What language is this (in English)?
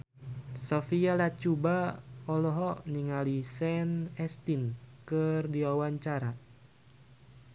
Sundanese